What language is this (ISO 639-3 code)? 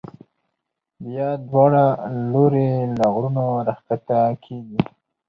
pus